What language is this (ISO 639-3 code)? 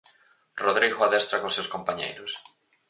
glg